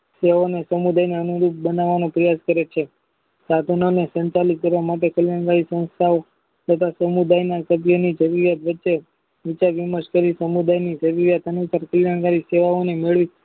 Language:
Gujarati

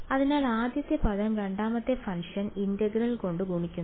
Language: Malayalam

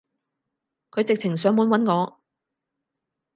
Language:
Cantonese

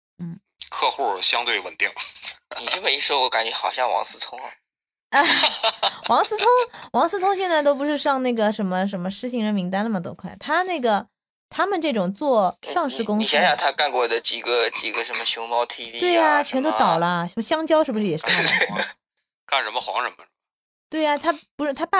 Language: Chinese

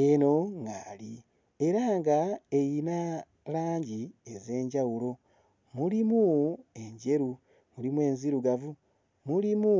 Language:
Ganda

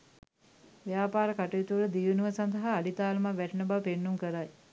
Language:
Sinhala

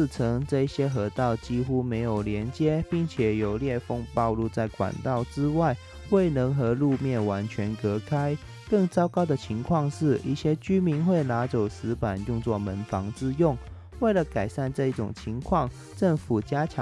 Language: Chinese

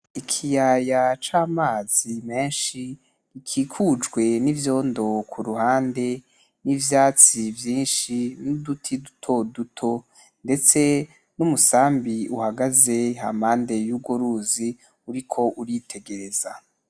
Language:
Rundi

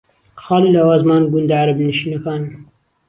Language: Central Kurdish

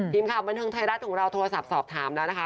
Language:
Thai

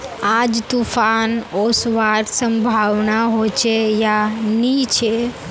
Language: Magahi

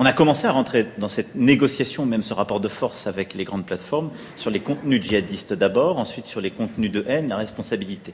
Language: French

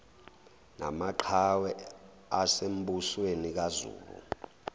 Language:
Zulu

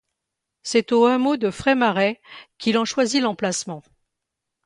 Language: French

